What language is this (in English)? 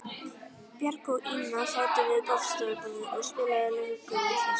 Icelandic